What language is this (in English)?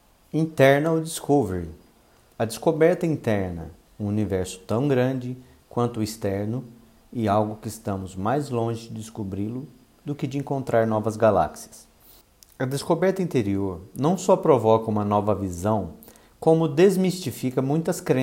Portuguese